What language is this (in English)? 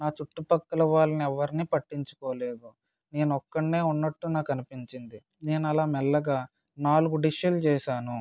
Telugu